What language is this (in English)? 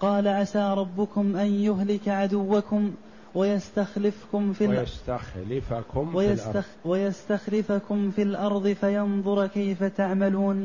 Arabic